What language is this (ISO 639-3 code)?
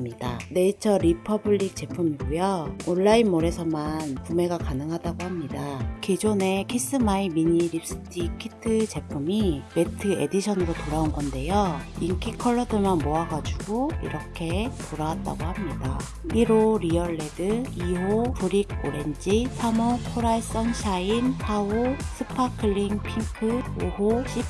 kor